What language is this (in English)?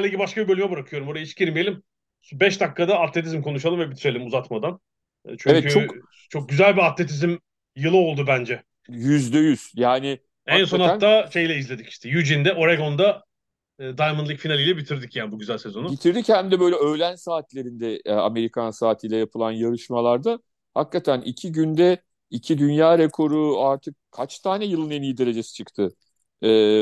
Turkish